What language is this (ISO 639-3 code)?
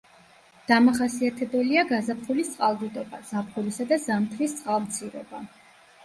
kat